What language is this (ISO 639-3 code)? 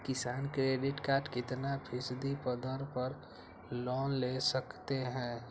mag